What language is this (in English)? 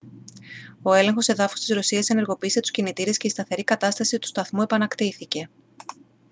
Greek